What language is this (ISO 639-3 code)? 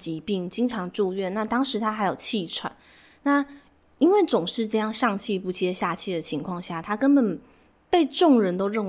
zho